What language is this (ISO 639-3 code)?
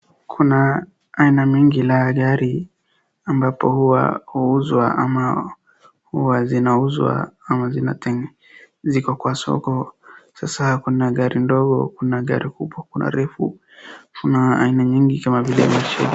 swa